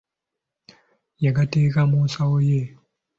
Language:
Ganda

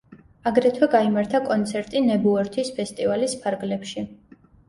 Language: Georgian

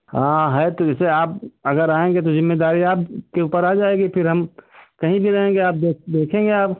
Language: Hindi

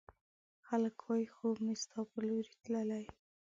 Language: Pashto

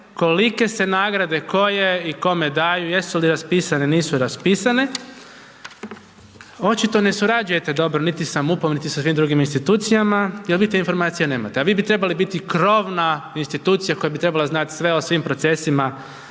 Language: Croatian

